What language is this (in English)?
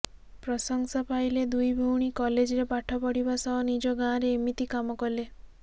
Odia